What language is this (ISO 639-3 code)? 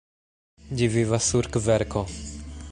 epo